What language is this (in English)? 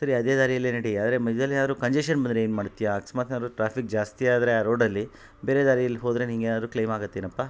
Kannada